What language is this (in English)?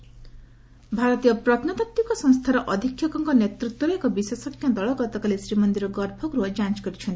Odia